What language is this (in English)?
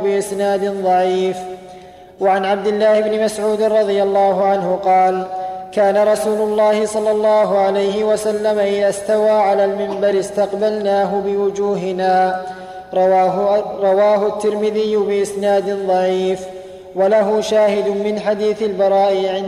Arabic